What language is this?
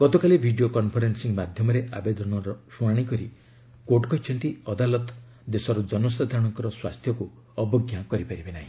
Odia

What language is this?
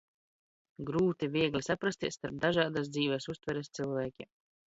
Latvian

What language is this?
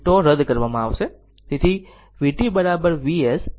Gujarati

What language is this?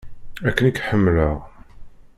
Kabyle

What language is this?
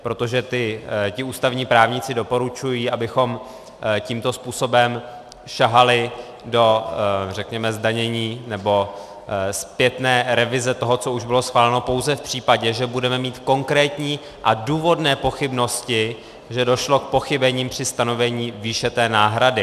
Czech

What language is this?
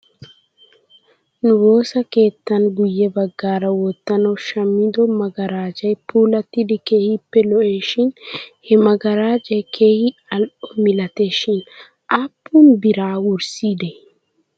Wolaytta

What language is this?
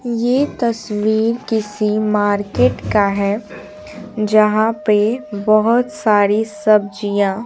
Hindi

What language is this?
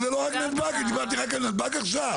Hebrew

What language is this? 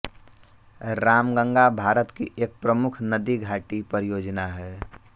Hindi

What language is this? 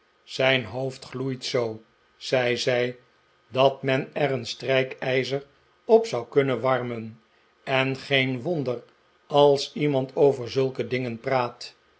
Dutch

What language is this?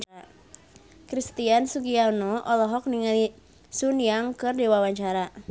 Sundanese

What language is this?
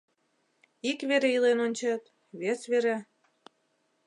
Mari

